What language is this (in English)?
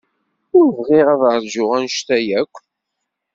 Kabyle